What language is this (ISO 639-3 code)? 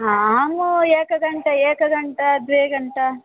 san